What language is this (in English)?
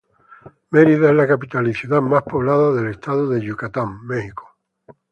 Spanish